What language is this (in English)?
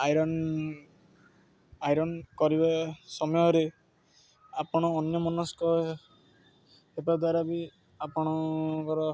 Odia